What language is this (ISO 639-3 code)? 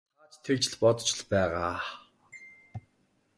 mon